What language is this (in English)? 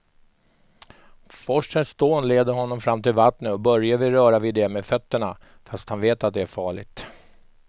Swedish